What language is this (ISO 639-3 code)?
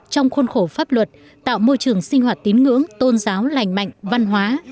vie